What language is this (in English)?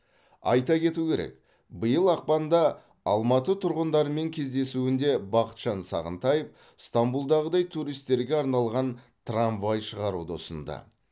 Kazakh